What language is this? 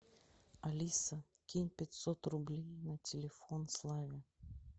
Russian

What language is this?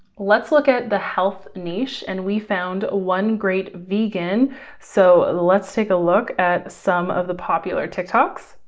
English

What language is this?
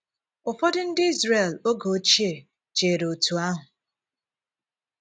Igbo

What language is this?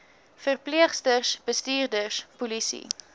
Afrikaans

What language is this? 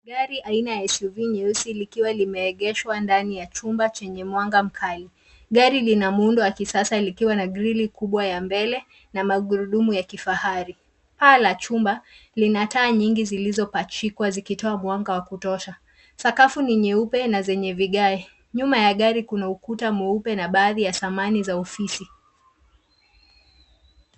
Swahili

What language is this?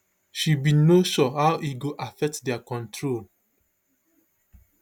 Nigerian Pidgin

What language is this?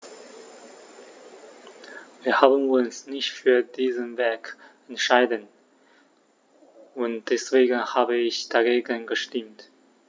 German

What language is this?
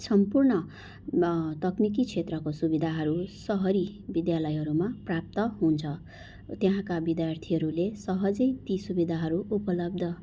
Nepali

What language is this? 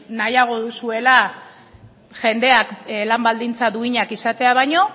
Basque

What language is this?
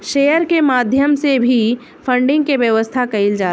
Bhojpuri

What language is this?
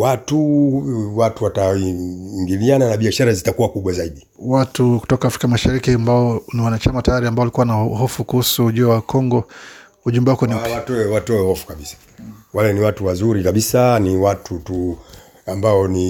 Swahili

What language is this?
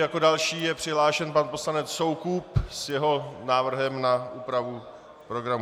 Czech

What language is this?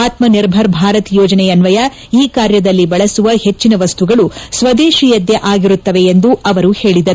Kannada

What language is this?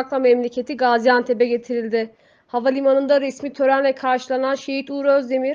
Turkish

